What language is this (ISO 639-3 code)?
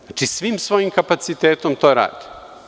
srp